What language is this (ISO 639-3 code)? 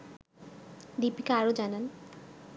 ben